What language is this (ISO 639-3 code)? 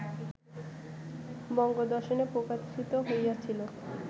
ben